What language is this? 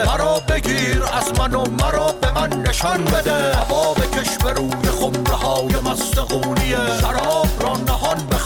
Persian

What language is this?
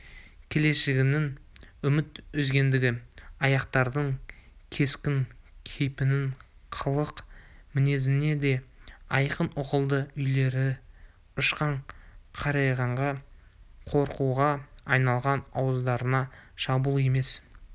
Kazakh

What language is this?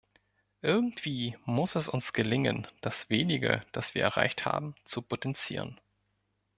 German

